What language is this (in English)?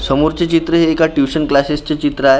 Marathi